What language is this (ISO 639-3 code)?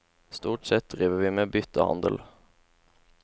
nor